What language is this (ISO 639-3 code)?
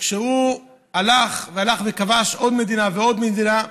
heb